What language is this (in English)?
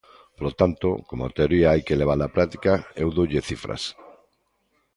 Galician